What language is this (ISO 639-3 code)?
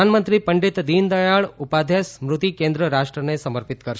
guj